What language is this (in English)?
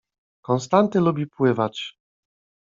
Polish